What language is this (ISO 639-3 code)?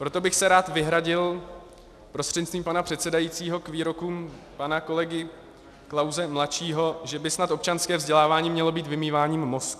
ces